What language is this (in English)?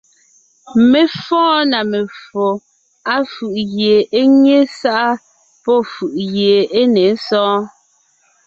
Ngiemboon